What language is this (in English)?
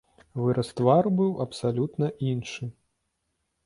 Belarusian